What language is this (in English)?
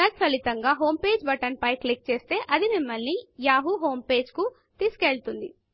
Telugu